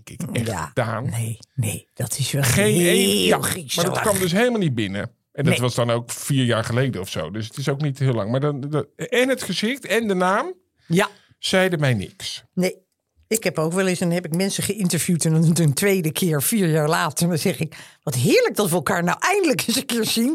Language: Dutch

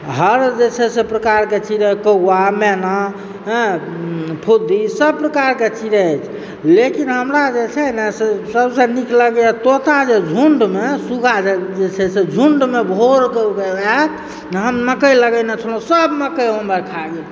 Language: Maithili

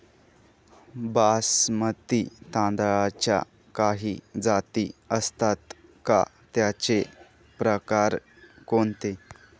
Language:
Marathi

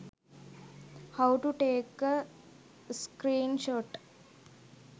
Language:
Sinhala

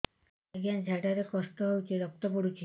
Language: Odia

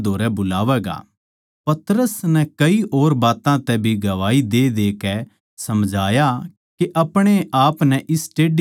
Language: Haryanvi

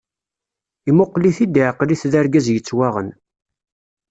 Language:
Kabyle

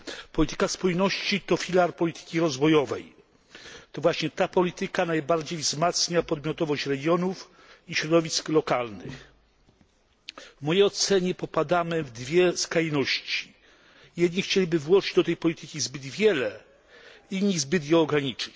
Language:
Polish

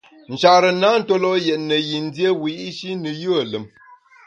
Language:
Bamun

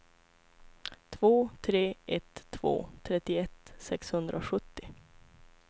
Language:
Swedish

